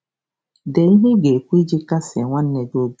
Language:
Igbo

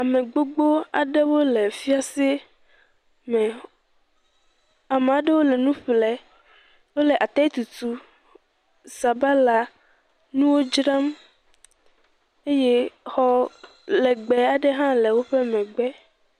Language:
Ewe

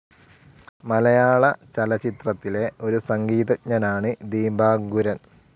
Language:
Malayalam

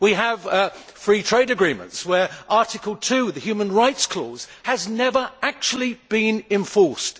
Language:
English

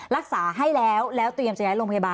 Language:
Thai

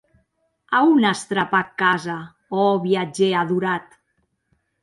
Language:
Occitan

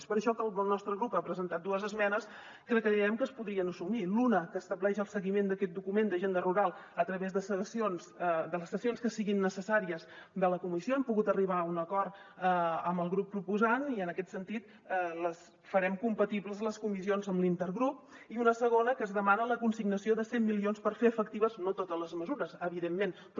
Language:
Catalan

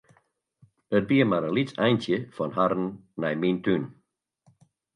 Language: Western Frisian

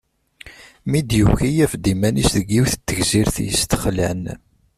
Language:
Kabyle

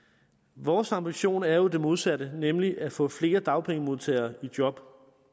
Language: Danish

